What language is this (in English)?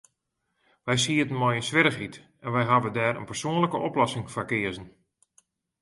Western Frisian